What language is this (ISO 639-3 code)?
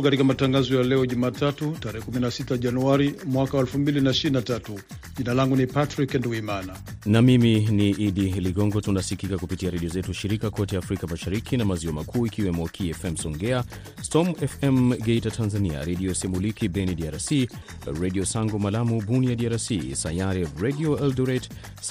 swa